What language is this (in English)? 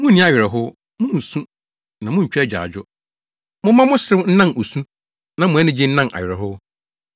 Akan